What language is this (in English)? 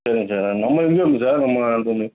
Tamil